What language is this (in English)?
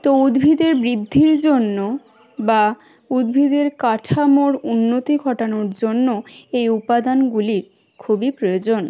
Bangla